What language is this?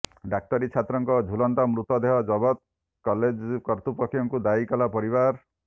Odia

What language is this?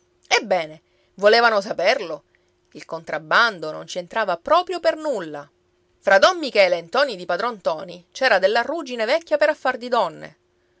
Italian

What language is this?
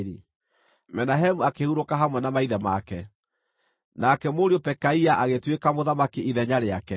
Kikuyu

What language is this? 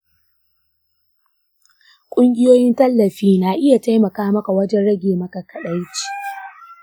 Hausa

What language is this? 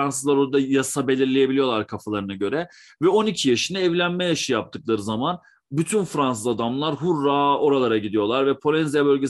Turkish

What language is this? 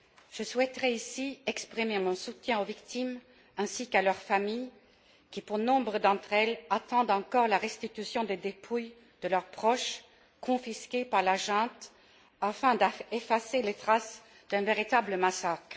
French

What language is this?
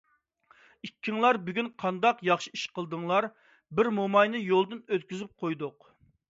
Uyghur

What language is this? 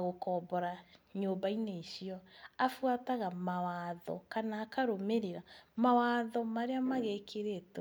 Kikuyu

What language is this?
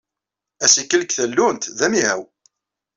Kabyle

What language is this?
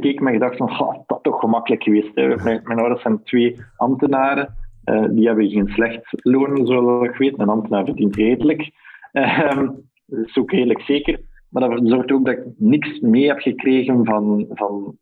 Dutch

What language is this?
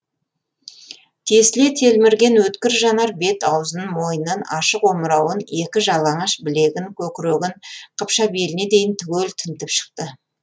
Kazakh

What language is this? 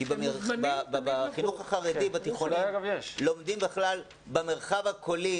Hebrew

